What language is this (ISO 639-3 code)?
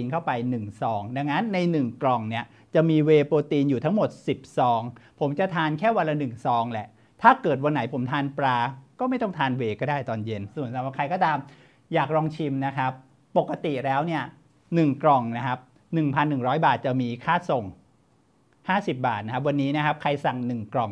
tha